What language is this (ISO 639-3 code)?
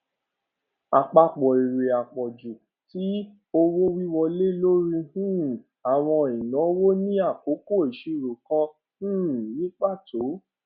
yor